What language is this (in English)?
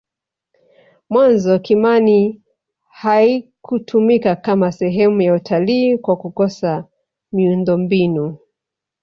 Swahili